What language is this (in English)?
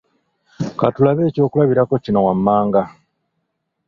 Ganda